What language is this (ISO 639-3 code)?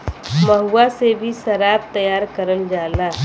bho